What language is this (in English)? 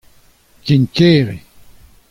Breton